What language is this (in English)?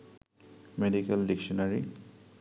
Bangla